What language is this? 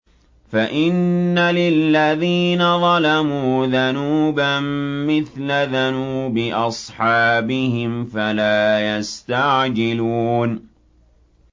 Arabic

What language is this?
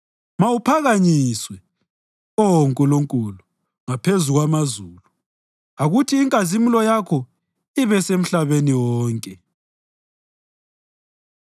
North Ndebele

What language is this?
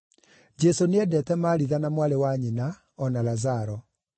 Kikuyu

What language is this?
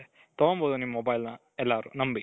Kannada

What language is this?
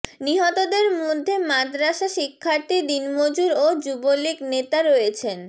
Bangla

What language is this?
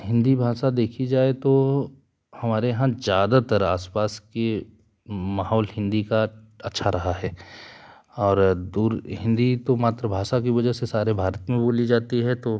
Hindi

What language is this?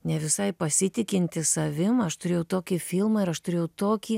Lithuanian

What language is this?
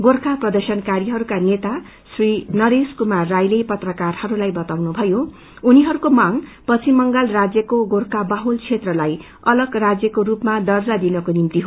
Nepali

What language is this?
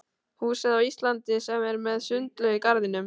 Icelandic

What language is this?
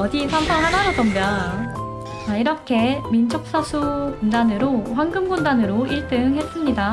Korean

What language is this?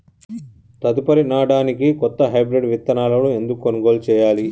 Telugu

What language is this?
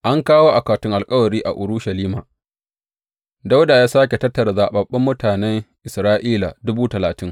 Hausa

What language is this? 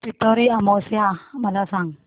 Marathi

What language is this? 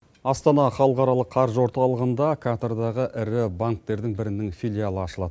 Kazakh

